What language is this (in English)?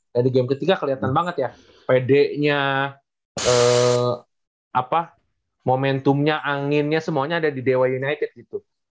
Indonesian